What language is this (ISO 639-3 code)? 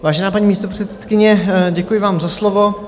ces